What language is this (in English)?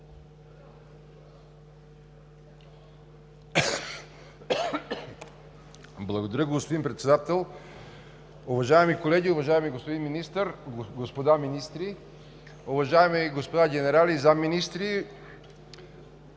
Bulgarian